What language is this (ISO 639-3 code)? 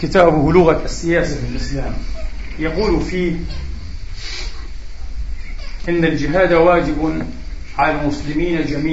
ara